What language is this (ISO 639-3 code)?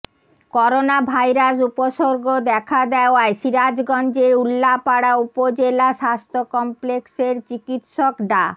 ben